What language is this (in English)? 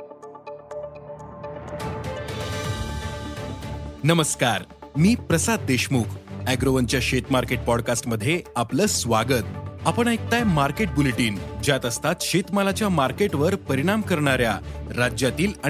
Marathi